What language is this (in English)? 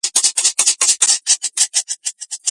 Georgian